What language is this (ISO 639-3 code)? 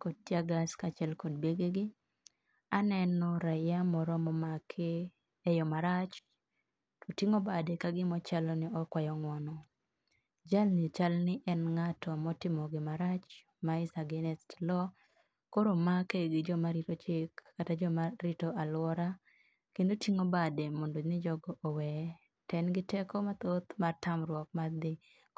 luo